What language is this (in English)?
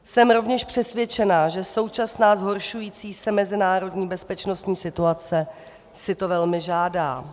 Czech